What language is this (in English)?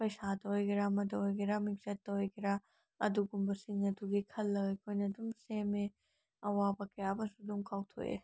Manipuri